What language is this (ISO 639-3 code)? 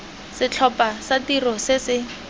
tsn